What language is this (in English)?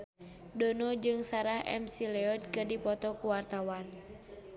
Sundanese